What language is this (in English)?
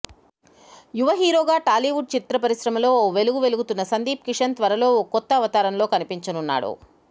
Telugu